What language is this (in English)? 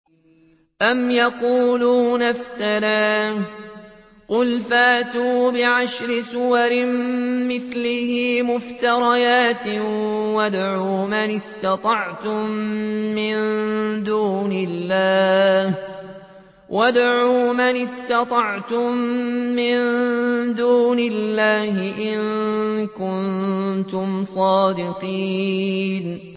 Arabic